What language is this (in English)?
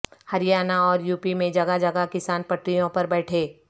Urdu